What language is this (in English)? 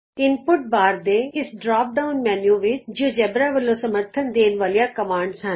Punjabi